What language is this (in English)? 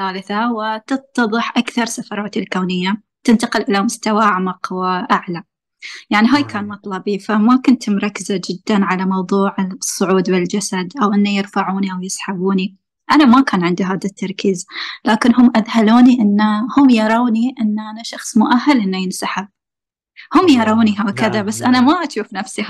Arabic